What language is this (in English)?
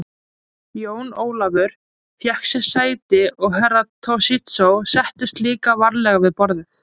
Icelandic